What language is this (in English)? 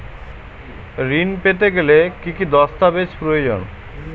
Bangla